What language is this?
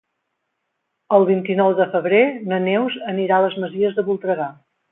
Catalan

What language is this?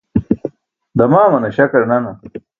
Burushaski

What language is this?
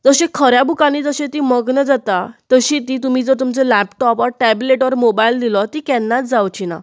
Konkani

